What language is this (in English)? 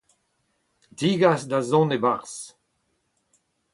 Breton